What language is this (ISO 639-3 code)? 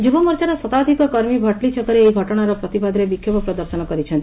ori